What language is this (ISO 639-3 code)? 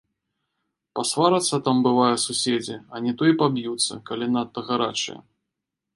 bel